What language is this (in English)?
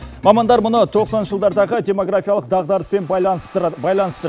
Kazakh